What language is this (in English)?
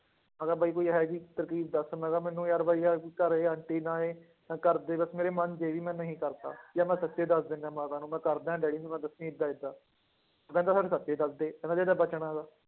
Punjabi